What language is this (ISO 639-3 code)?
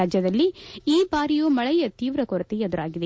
kan